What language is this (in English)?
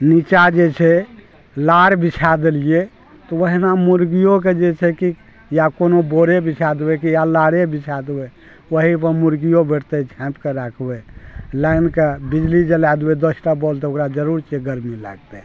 Maithili